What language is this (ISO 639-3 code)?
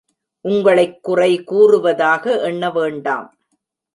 tam